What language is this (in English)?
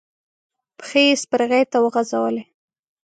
Pashto